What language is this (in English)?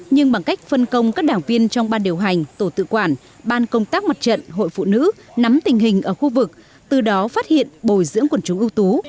Vietnamese